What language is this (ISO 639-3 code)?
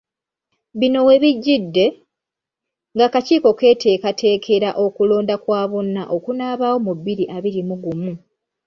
lug